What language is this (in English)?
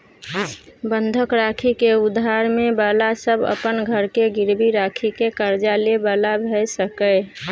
Maithili